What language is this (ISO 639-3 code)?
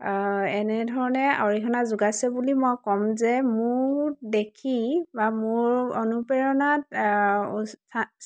asm